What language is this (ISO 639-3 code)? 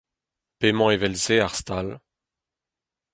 bre